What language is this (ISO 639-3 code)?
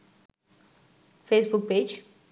ben